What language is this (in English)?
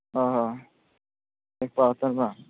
Santali